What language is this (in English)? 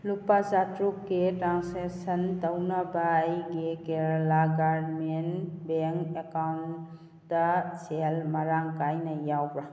Manipuri